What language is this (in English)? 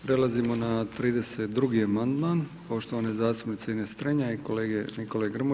Croatian